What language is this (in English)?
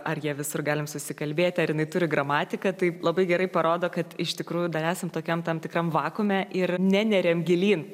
Lithuanian